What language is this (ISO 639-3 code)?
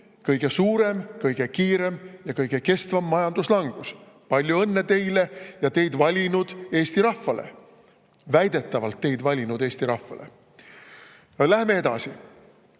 est